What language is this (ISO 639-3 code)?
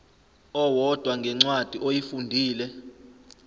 zul